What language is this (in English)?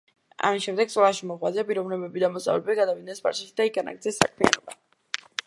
Georgian